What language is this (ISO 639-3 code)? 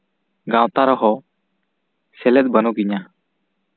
sat